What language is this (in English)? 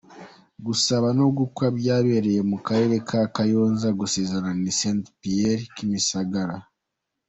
Kinyarwanda